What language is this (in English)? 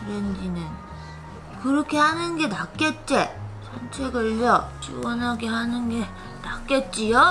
Korean